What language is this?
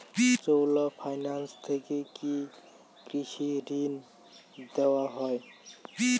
Bangla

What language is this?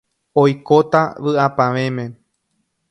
Guarani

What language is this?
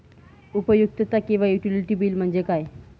Marathi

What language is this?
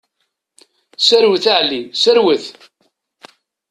Kabyle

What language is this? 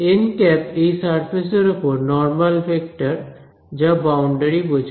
Bangla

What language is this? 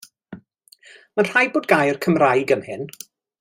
Welsh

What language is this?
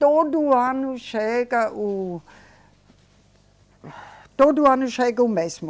Portuguese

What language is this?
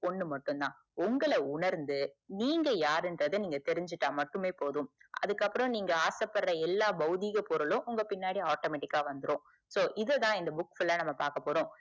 Tamil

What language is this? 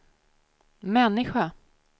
Swedish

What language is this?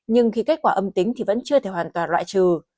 Vietnamese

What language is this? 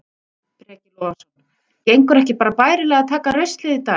Icelandic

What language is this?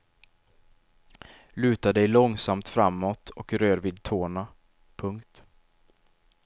Swedish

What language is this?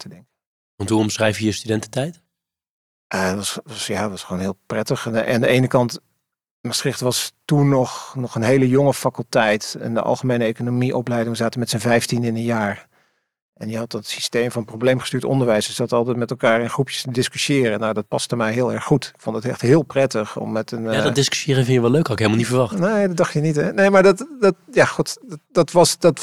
Dutch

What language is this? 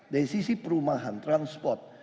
Indonesian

